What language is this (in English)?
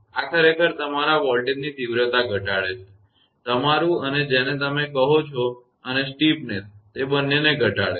Gujarati